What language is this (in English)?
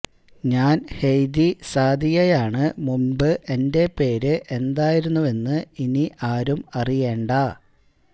Malayalam